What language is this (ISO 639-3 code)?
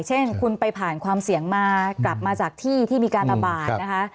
tha